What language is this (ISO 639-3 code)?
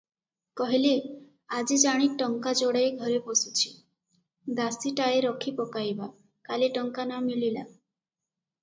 ori